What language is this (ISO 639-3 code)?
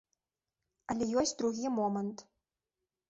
bel